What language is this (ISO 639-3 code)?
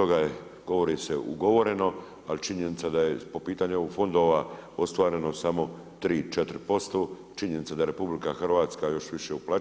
hrv